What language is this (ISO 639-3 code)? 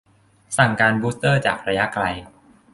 tha